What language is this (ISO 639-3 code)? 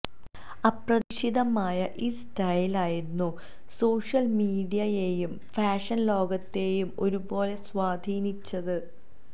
mal